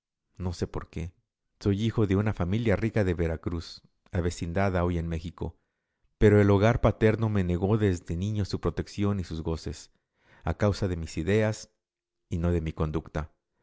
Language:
Spanish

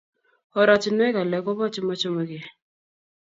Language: Kalenjin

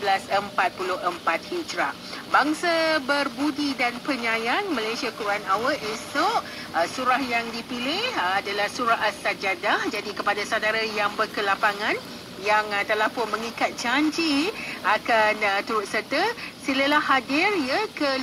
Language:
Malay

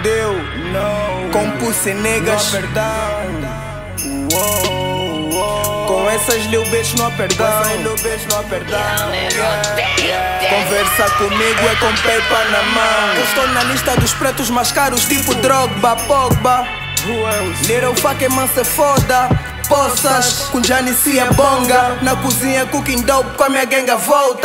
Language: Portuguese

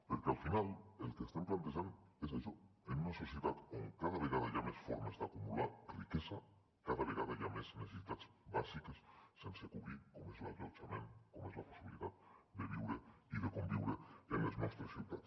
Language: Catalan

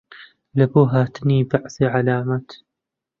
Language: Central Kurdish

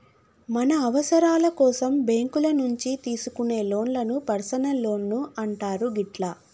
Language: Telugu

